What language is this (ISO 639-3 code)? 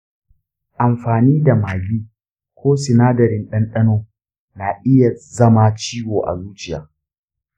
hau